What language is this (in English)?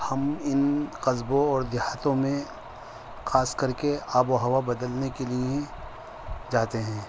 Urdu